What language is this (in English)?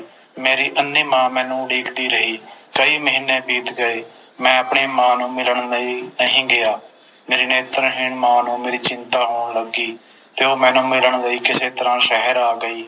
Punjabi